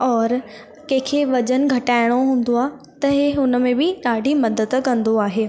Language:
Sindhi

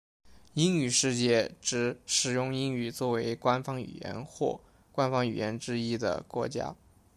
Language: Chinese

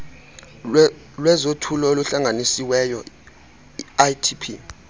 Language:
Xhosa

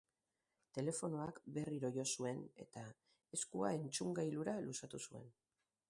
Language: Basque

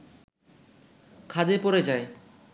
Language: Bangla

